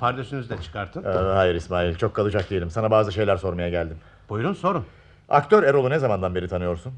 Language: Turkish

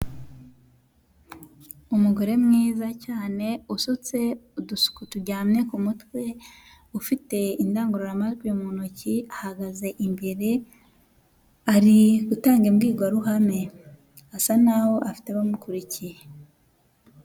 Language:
Kinyarwanda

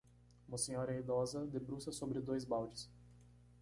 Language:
Portuguese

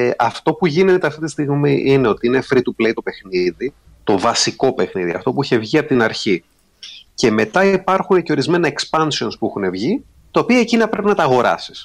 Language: Greek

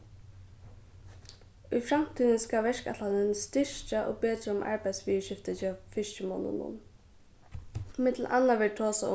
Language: Faroese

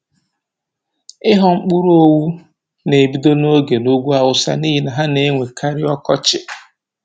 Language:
Igbo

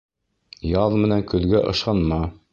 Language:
Bashkir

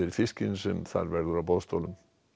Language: Icelandic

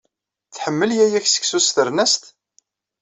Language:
Kabyle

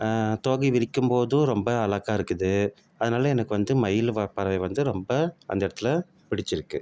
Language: Tamil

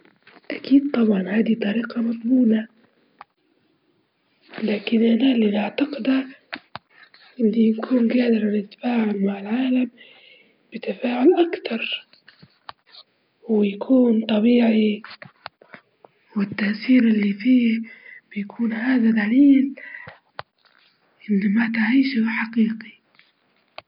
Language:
Libyan Arabic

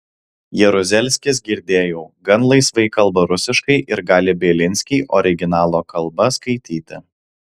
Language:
Lithuanian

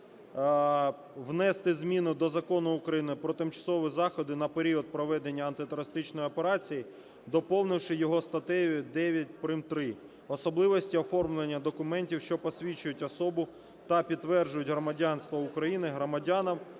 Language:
Ukrainian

